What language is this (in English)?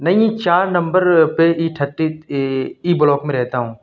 Urdu